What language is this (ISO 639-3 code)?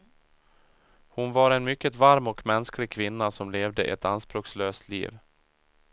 swe